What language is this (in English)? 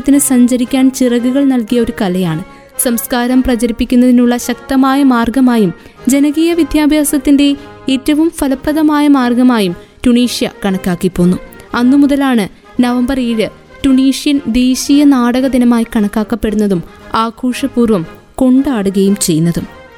Malayalam